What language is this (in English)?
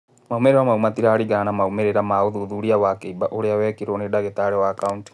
Kikuyu